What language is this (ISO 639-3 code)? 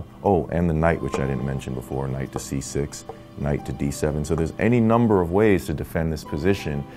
eng